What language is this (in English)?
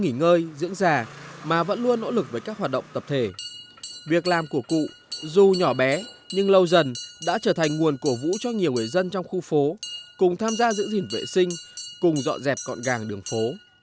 Vietnamese